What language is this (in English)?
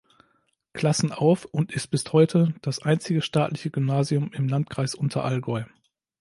German